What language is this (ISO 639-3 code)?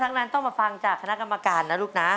tha